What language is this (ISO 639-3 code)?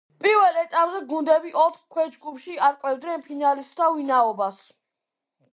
kat